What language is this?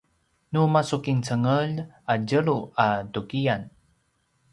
Paiwan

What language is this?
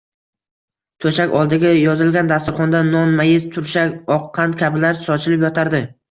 Uzbek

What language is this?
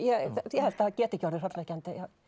Icelandic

